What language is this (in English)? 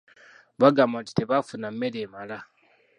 Ganda